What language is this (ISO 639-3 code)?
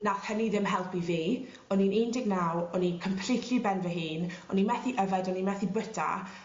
cym